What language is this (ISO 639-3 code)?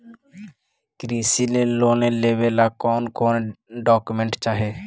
mag